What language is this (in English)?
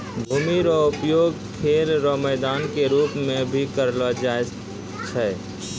Maithili